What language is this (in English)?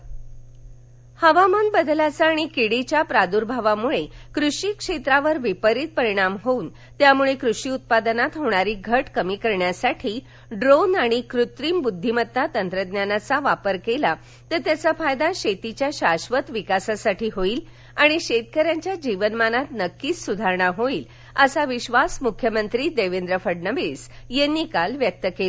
Marathi